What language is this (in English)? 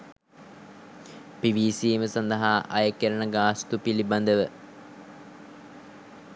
Sinhala